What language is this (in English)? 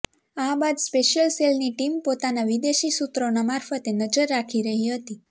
Gujarati